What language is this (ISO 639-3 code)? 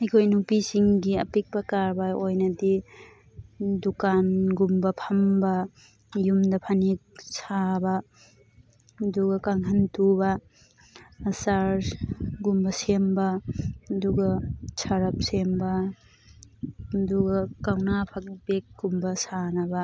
mni